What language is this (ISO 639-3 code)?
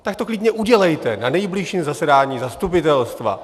ces